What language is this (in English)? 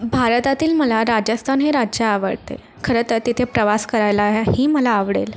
Marathi